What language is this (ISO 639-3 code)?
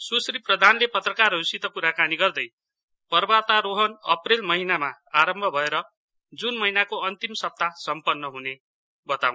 nep